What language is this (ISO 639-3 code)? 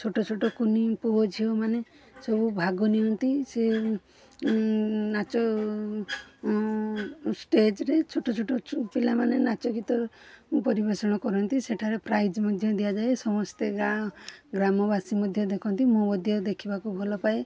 ori